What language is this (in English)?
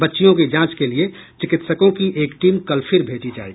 Hindi